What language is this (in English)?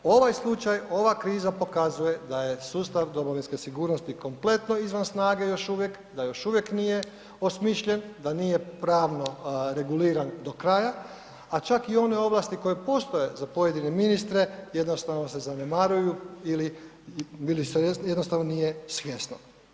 Croatian